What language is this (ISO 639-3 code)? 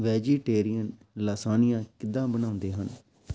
pan